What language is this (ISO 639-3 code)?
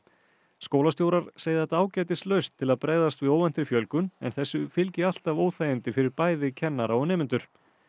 isl